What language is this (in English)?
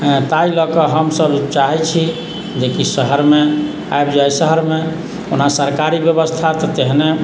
Maithili